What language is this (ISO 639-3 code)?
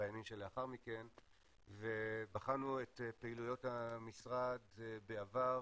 heb